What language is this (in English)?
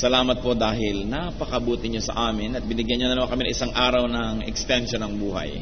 Filipino